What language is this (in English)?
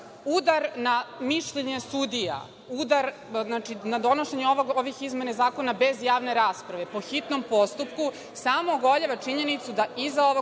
Serbian